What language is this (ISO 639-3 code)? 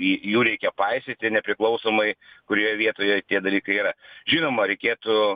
lit